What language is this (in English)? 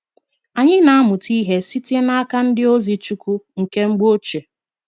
Igbo